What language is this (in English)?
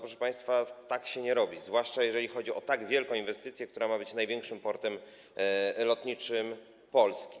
Polish